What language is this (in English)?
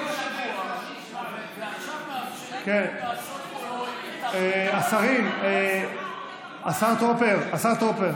Hebrew